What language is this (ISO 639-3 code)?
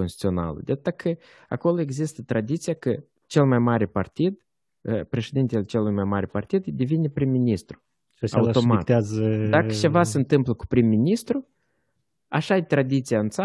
ron